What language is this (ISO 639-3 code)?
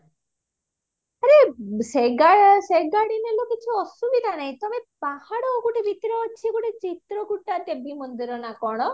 ori